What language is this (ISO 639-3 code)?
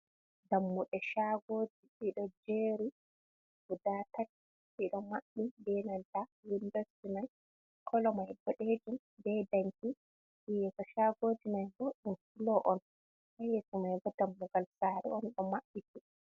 ful